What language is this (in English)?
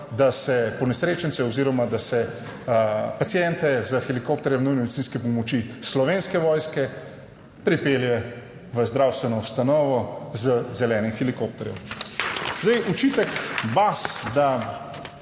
Slovenian